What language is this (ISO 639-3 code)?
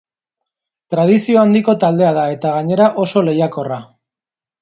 eus